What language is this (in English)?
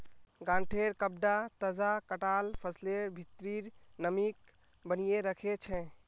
Magahi